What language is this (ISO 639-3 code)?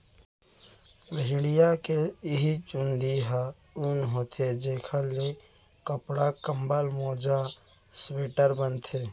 hne